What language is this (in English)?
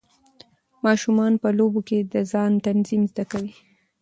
Pashto